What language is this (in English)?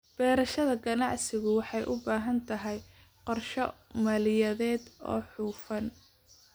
Somali